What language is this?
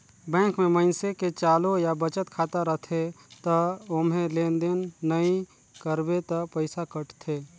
Chhattisgarhi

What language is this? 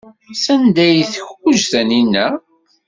Kabyle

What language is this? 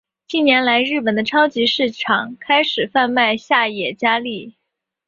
Chinese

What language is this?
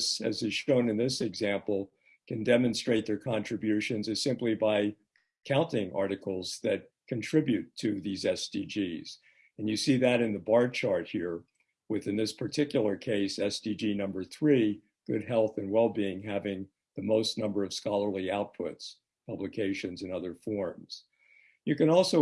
English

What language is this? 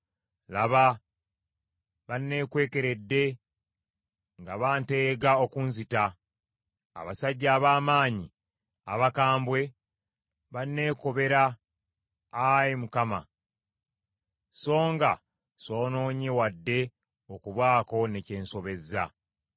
Ganda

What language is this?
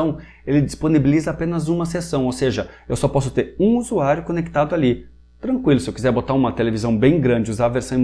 Portuguese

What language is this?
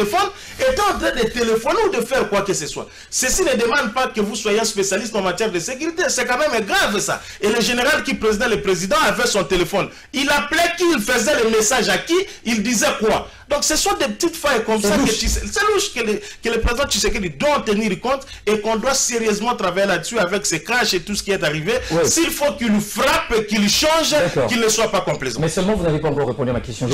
French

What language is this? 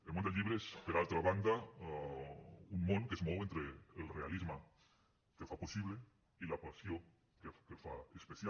Catalan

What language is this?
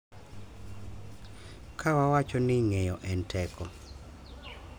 Luo (Kenya and Tanzania)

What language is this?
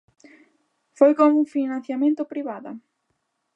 Galician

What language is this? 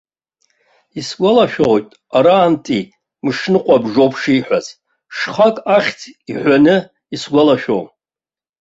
Abkhazian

